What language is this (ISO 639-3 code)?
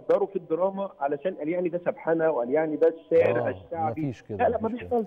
ara